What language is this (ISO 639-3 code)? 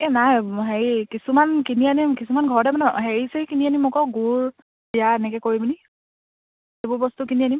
asm